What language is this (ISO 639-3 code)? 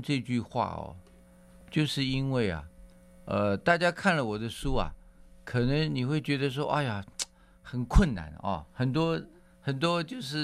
zho